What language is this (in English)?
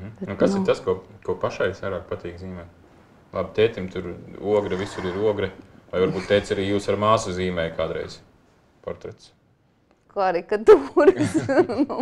Latvian